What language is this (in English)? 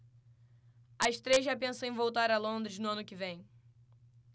Portuguese